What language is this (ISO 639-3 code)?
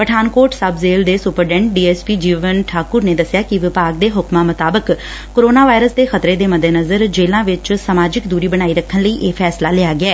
pan